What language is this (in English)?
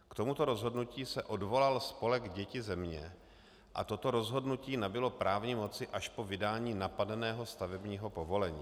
Czech